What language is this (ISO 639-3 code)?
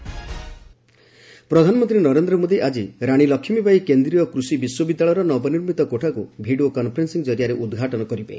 ori